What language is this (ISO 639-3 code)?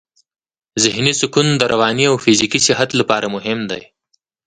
pus